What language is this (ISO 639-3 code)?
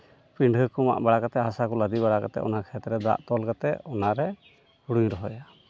sat